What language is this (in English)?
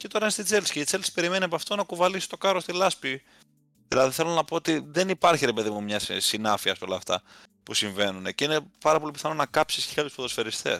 Greek